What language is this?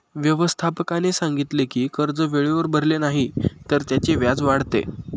Marathi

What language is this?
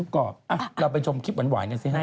Thai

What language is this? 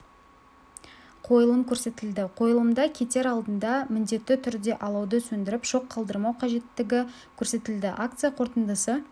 Kazakh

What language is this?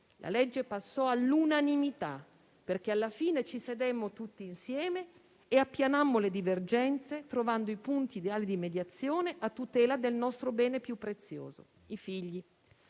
Italian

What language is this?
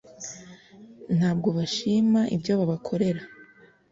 Kinyarwanda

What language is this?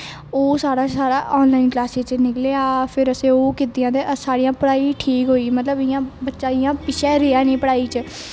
Dogri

